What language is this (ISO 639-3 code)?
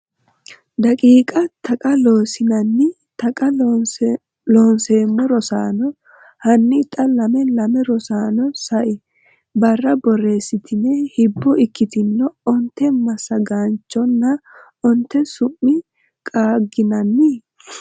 sid